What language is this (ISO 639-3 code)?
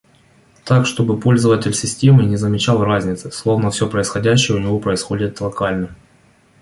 rus